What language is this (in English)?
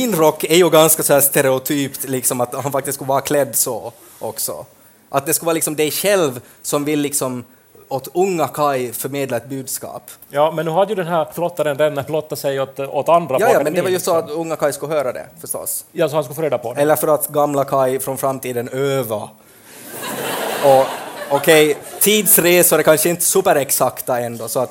Swedish